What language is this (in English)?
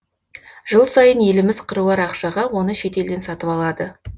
Kazakh